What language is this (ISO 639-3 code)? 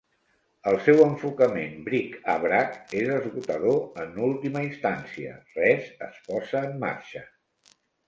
cat